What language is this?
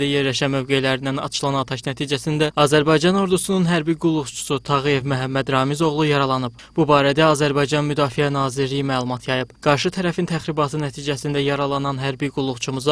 Turkish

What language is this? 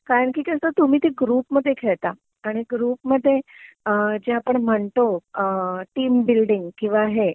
Marathi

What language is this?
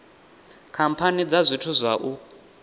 Venda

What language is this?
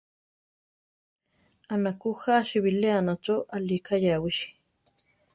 Central Tarahumara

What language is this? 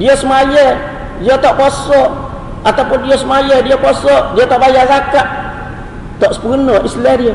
Malay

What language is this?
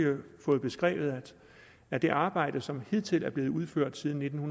Danish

